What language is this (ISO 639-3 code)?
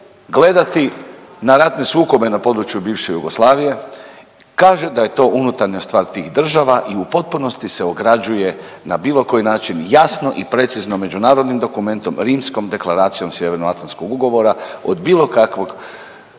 hrv